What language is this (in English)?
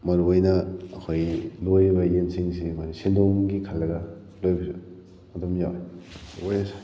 Manipuri